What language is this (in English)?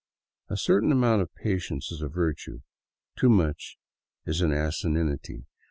English